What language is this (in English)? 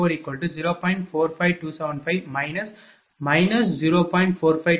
Tamil